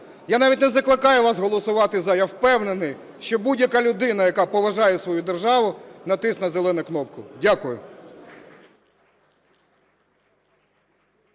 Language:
Ukrainian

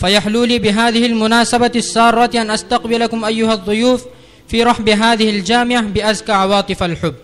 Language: Arabic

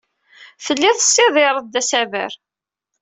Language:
Kabyle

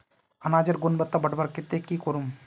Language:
Magahi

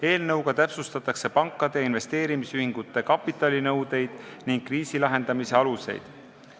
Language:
Estonian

